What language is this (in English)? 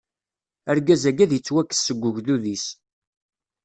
Kabyle